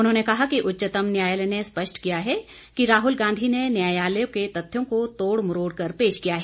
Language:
Hindi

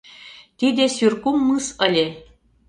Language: Mari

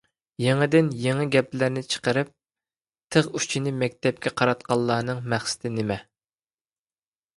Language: Uyghur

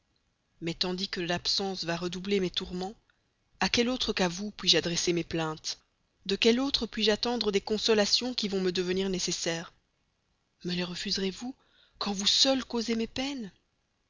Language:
French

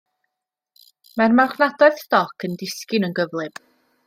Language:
Welsh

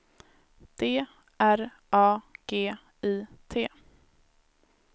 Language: Swedish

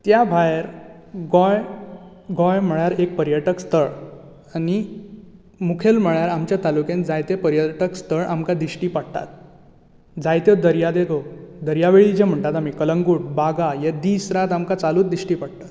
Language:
Konkani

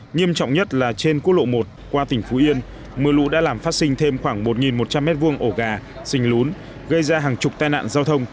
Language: Vietnamese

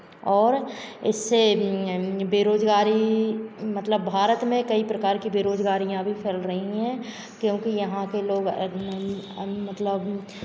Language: Hindi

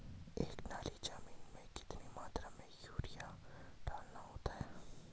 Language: Hindi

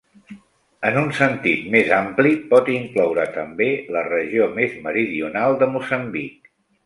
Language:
Catalan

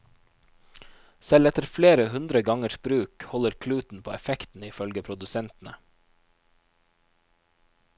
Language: Norwegian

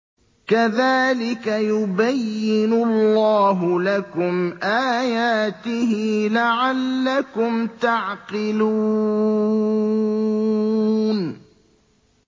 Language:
Arabic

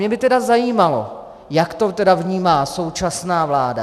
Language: Czech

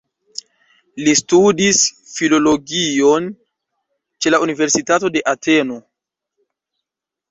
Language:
Esperanto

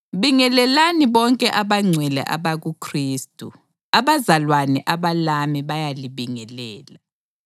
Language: North Ndebele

